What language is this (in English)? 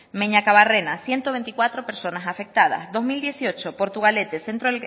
Spanish